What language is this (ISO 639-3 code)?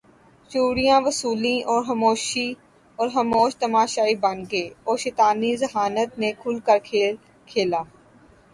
urd